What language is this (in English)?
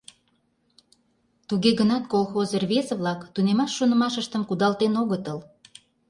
Mari